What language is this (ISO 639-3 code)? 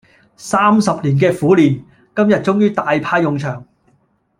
yue